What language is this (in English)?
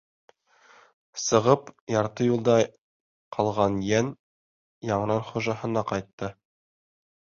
Bashkir